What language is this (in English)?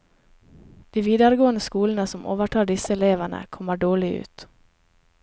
Norwegian